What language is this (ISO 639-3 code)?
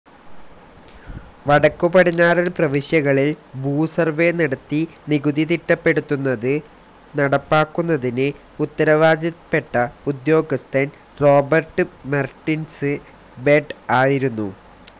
mal